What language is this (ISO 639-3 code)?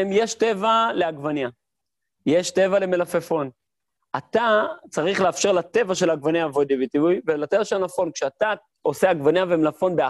heb